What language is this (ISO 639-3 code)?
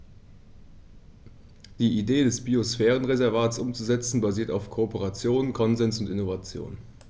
deu